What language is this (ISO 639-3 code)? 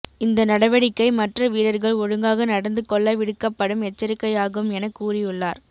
tam